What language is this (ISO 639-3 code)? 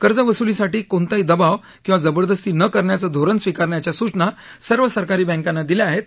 mar